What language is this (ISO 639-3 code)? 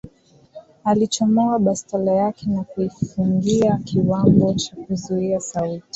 swa